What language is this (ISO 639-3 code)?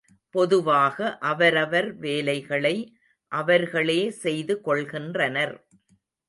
tam